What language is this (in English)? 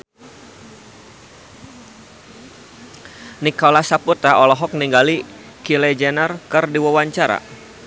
Sundanese